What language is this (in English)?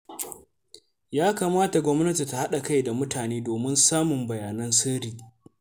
Hausa